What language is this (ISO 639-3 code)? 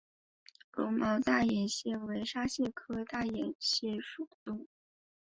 zho